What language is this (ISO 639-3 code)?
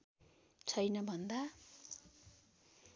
nep